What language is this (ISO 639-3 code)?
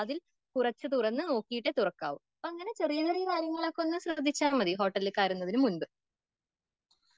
mal